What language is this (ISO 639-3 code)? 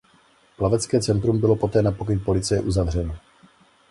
ces